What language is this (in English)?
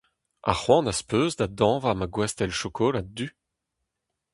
Breton